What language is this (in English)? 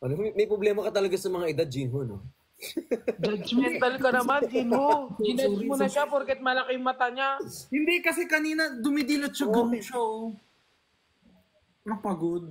Filipino